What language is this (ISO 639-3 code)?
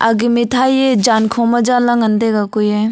nnp